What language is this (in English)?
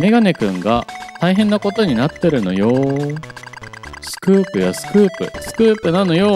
Japanese